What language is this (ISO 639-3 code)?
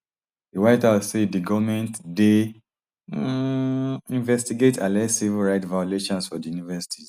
pcm